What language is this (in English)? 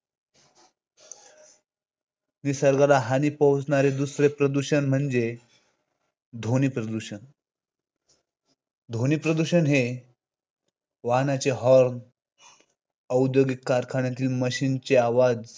Marathi